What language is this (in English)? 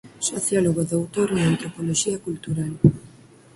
Galician